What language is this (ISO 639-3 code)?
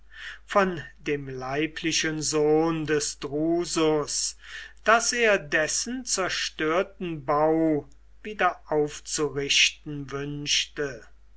deu